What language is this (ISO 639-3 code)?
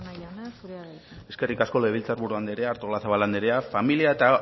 eus